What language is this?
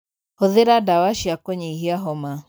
Kikuyu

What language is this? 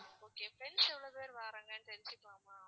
Tamil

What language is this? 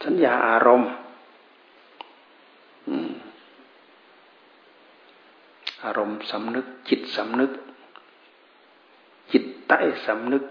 Thai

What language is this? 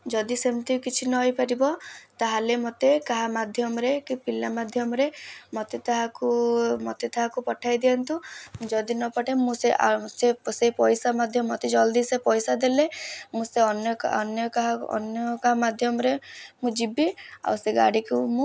Odia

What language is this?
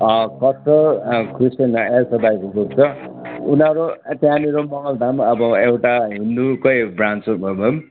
Nepali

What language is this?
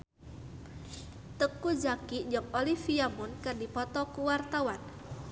Sundanese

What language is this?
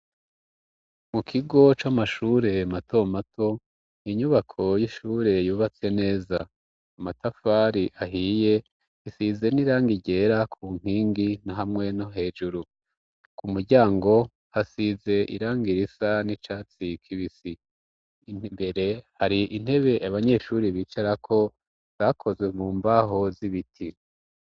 Rundi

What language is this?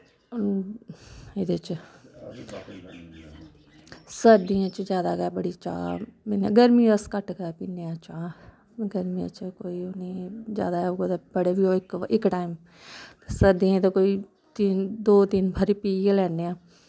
Dogri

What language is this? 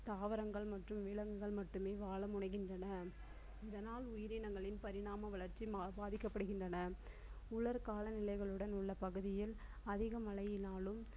Tamil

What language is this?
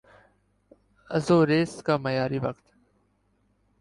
Urdu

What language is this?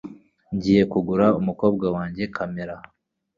Kinyarwanda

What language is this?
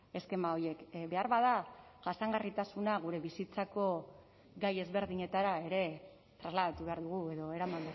Basque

